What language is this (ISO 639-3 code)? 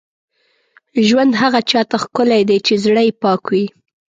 pus